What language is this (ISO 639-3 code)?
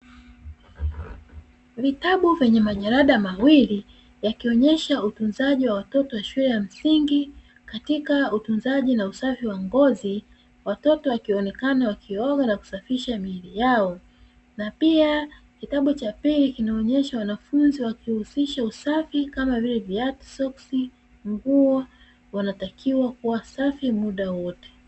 swa